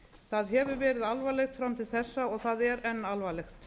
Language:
Icelandic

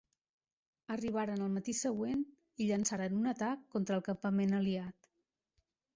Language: Catalan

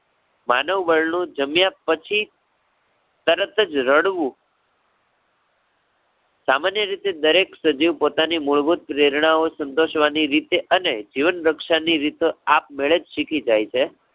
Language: Gujarati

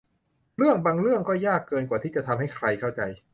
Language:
Thai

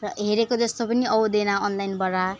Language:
Nepali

